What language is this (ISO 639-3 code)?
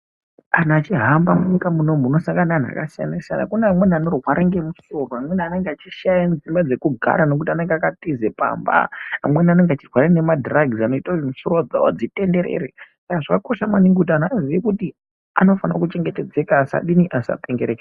ndc